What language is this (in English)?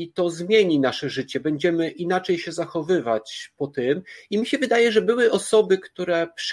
Polish